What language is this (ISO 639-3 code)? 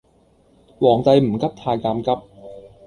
yue